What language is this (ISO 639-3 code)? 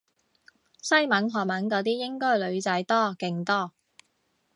yue